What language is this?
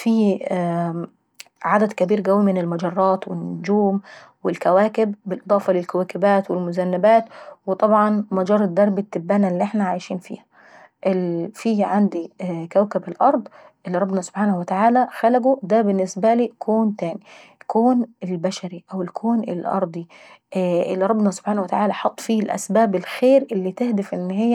Saidi Arabic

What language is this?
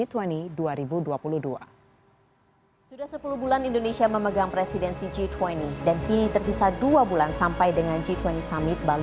Indonesian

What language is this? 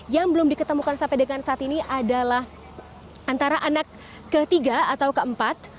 Indonesian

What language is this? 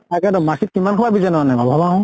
Assamese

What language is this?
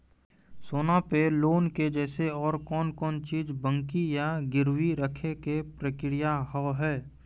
Maithili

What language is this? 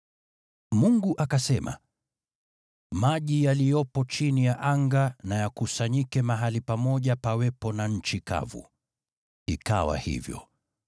Swahili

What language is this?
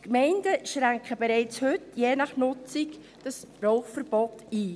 Swiss German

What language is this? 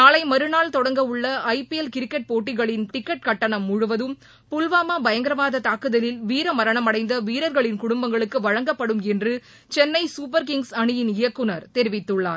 Tamil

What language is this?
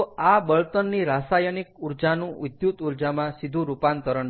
Gujarati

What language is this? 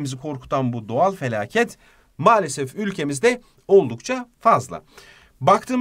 Turkish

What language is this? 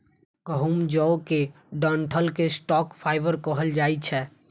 Maithili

